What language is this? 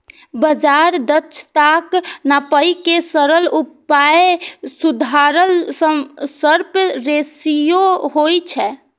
Maithili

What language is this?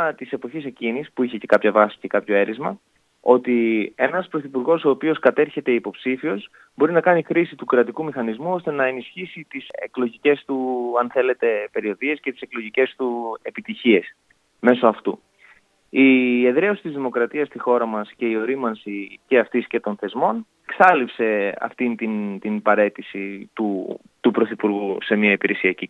Greek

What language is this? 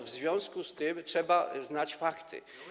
Polish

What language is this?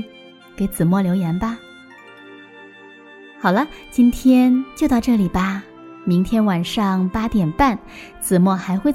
Chinese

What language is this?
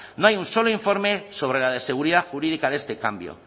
Spanish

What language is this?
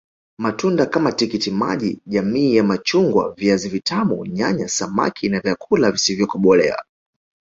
Swahili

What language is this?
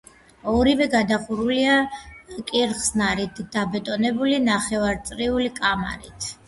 Georgian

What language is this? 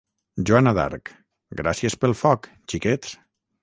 Catalan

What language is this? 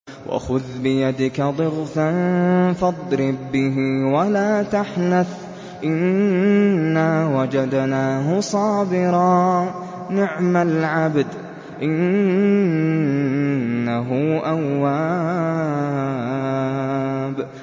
Arabic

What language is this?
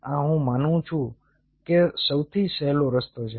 Gujarati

